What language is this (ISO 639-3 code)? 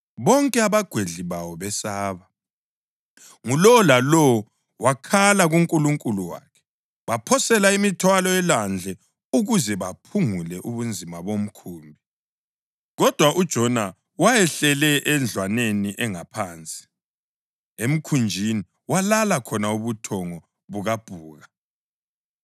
nde